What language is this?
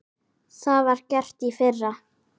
Icelandic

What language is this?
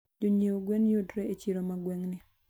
Luo (Kenya and Tanzania)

